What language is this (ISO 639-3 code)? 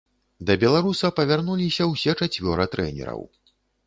bel